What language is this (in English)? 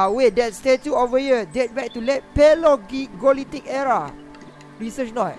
Malay